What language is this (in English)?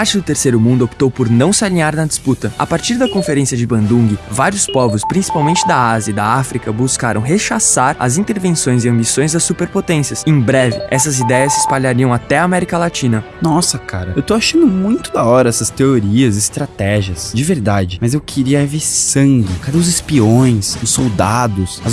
Portuguese